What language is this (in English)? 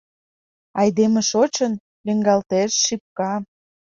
Mari